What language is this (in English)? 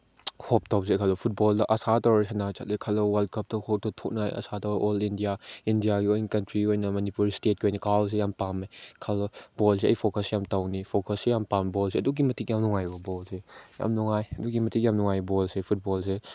Manipuri